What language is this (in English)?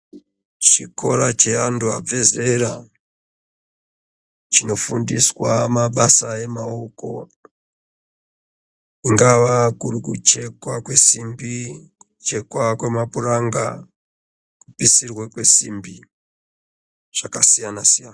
Ndau